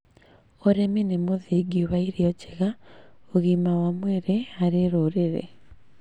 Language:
Kikuyu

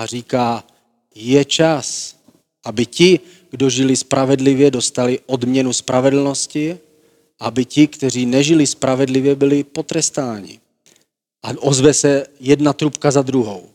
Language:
Czech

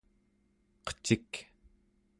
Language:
Central Yupik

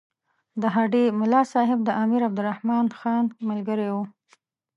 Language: Pashto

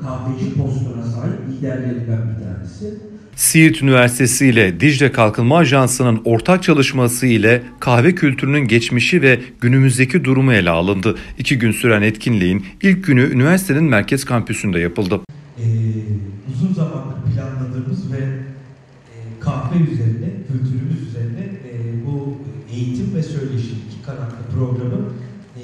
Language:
Turkish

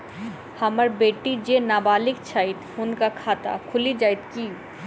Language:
Maithili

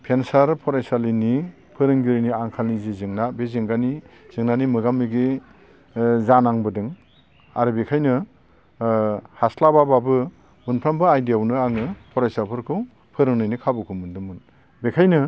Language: Bodo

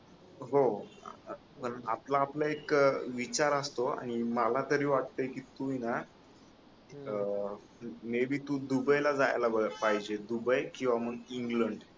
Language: Marathi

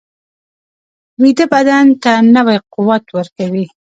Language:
Pashto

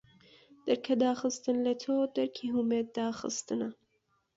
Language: Central Kurdish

